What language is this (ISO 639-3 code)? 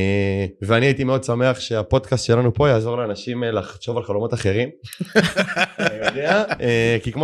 heb